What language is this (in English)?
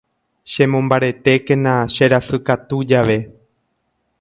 Guarani